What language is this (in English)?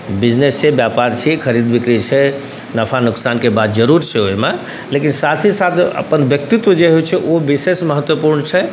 Maithili